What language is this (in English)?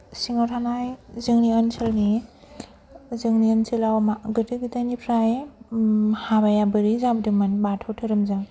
Bodo